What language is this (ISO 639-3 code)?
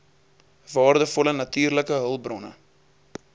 afr